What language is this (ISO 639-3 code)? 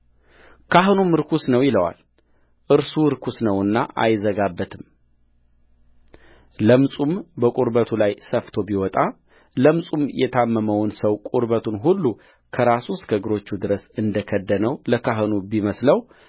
amh